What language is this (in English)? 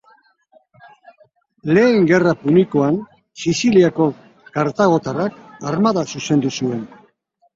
Basque